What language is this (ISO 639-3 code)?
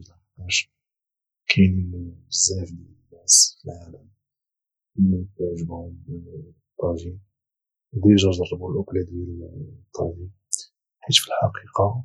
ary